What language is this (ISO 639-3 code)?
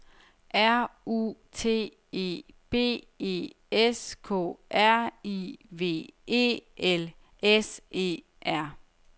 dan